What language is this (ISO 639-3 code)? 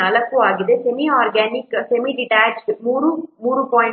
kan